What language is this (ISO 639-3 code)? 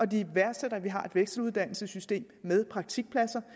dan